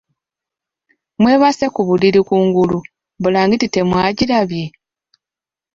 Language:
Ganda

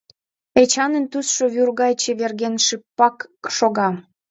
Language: Mari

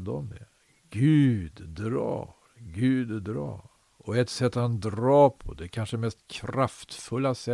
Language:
Swedish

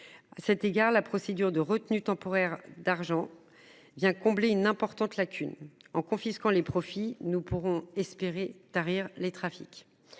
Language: French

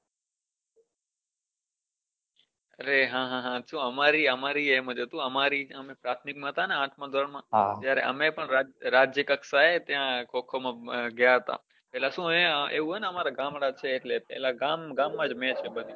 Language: Gujarati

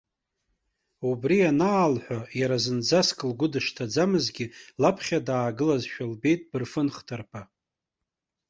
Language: Abkhazian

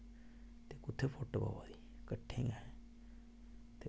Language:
Dogri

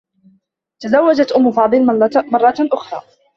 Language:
Arabic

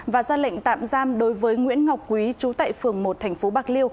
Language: Vietnamese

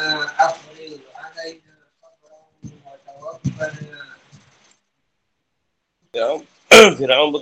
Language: Malay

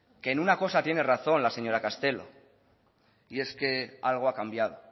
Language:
Spanish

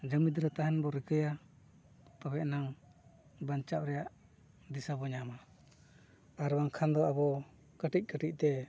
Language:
Santali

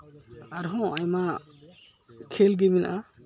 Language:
Santali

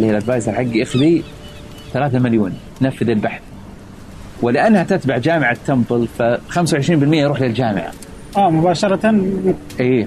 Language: Arabic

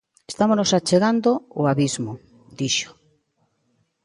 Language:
Galician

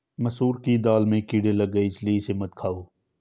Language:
Hindi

